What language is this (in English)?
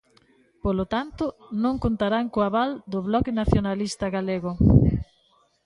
Galician